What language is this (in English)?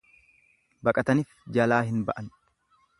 Oromo